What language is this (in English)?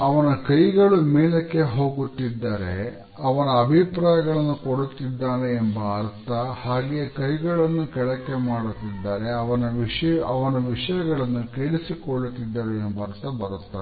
Kannada